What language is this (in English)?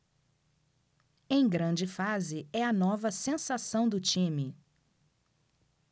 Portuguese